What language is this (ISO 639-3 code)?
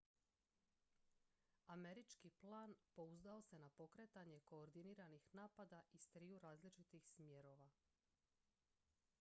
hrv